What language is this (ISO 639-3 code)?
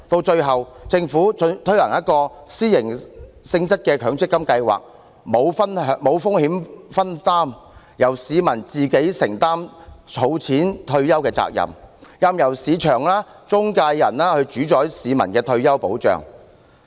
yue